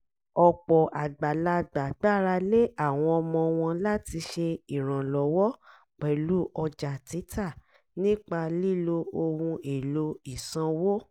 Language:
Yoruba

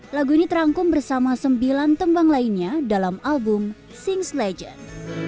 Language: Indonesian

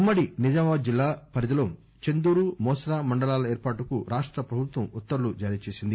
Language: Telugu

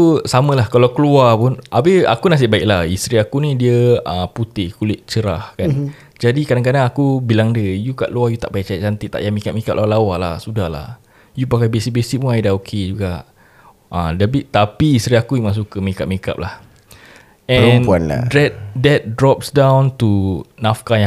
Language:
Malay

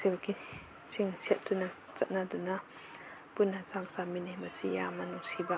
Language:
Manipuri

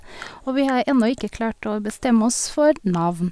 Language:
Norwegian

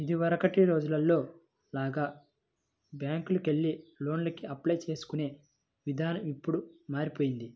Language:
Telugu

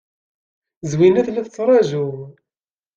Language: Kabyle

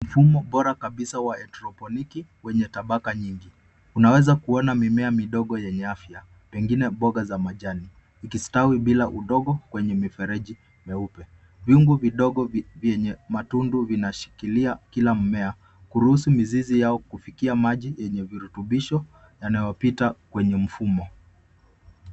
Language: Swahili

